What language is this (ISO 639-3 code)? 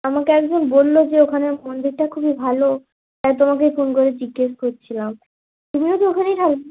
ben